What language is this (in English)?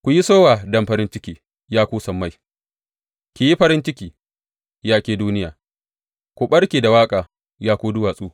Hausa